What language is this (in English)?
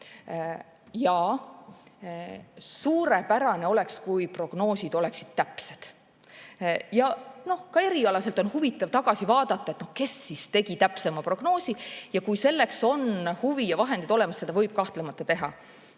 Estonian